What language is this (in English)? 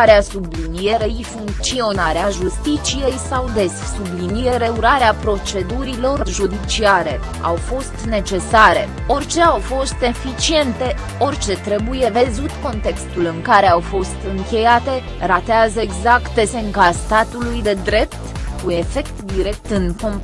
Romanian